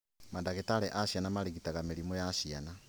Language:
Kikuyu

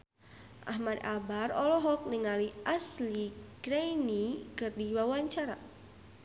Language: Sundanese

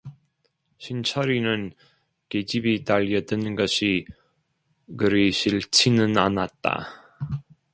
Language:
Korean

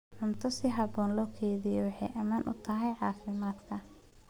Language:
Somali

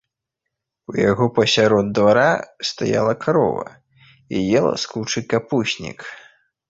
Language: Belarusian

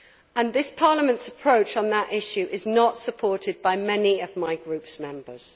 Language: English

